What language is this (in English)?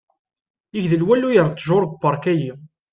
Kabyle